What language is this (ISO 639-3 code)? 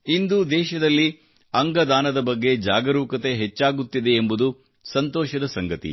kan